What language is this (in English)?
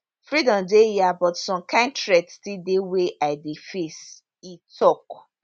Nigerian Pidgin